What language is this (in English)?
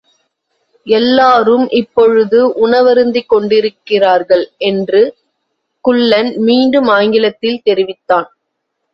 Tamil